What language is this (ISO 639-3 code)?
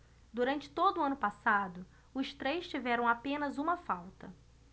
por